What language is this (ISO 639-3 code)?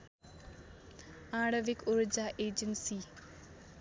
nep